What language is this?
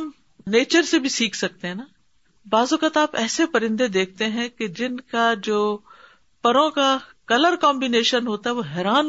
Urdu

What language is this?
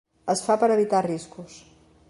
Catalan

